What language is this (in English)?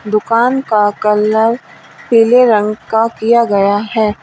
Hindi